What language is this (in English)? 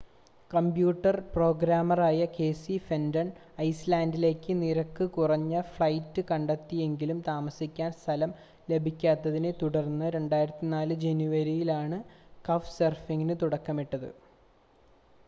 Malayalam